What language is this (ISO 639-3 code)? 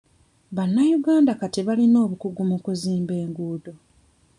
lug